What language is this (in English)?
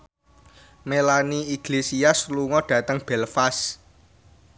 Javanese